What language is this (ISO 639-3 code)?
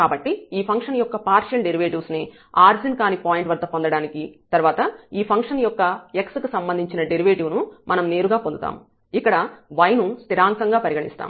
tel